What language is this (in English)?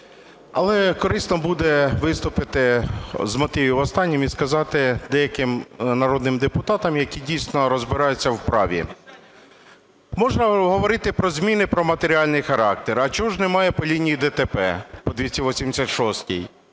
Ukrainian